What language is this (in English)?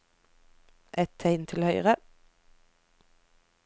Norwegian